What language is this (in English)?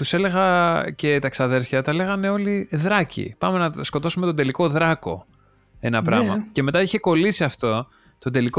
Greek